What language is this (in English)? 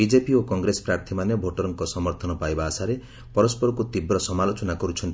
Odia